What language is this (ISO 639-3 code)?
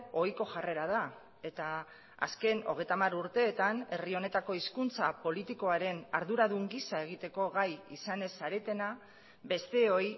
eus